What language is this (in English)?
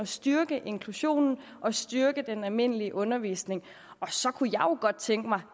Danish